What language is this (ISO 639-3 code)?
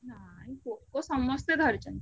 ori